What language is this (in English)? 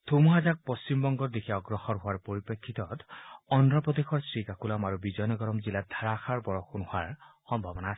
Assamese